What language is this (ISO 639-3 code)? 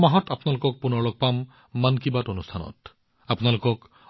asm